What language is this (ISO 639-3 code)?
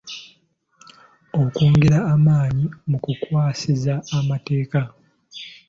lug